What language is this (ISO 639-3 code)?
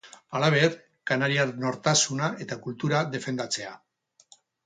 eus